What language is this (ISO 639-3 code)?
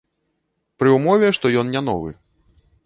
bel